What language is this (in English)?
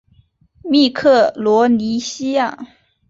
Chinese